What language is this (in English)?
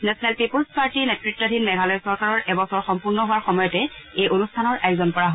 Assamese